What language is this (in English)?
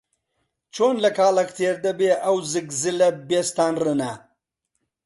Central Kurdish